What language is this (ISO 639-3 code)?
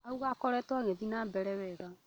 kik